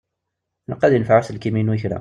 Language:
Kabyle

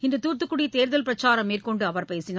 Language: Tamil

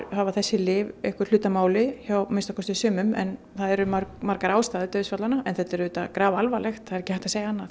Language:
Icelandic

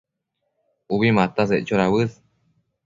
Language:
Matsés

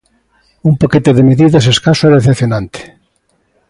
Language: Galician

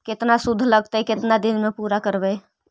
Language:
Magahi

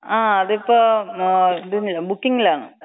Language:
Malayalam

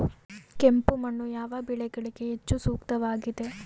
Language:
Kannada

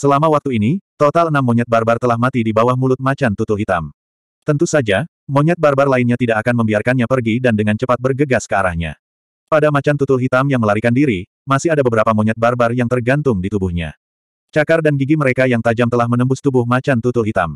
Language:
Indonesian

